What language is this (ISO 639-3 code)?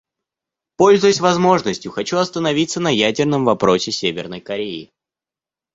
rus